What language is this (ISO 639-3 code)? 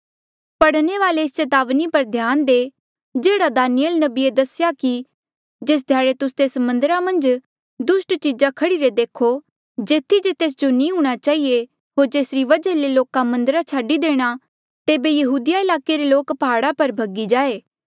mjl